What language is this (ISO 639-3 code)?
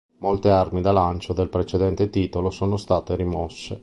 ita